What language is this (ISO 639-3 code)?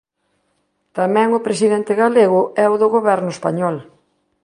glg